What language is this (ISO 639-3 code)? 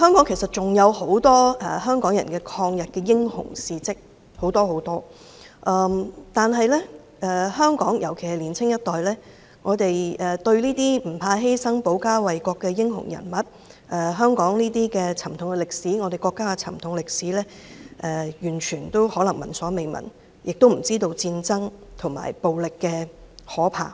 yue